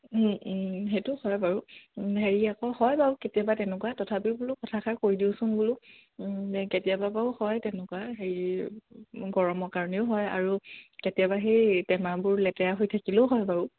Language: Assamese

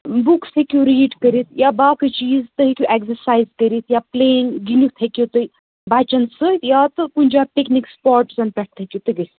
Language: Kashmiri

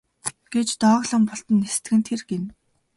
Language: Mongolian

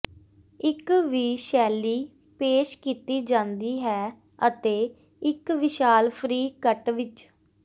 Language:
Punjabi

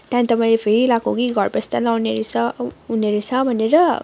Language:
Nepali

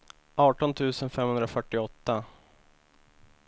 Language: Swedish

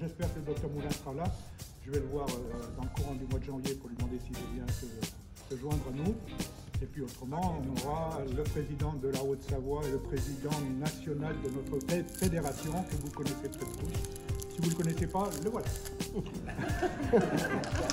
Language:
French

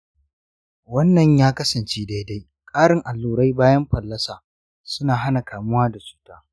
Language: Hausa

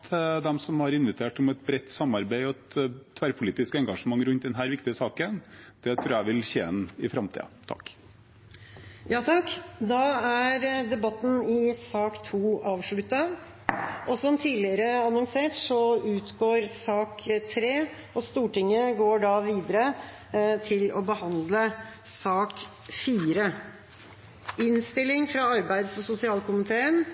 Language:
Norwegian Bokmål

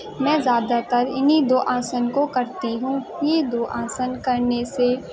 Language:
Urdu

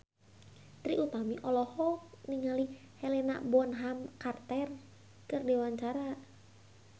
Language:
Sundanese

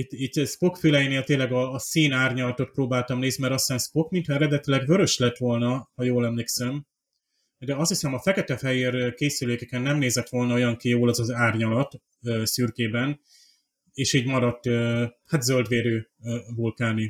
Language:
Hungarian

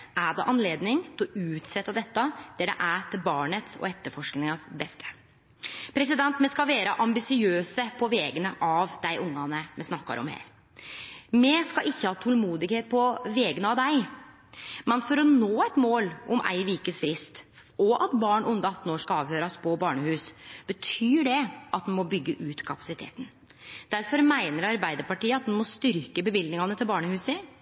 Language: Norwegian Nynorsk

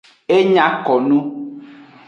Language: Aja (Benin)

